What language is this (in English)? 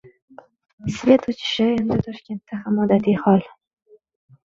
Uzbek